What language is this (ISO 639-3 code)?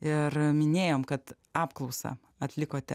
lit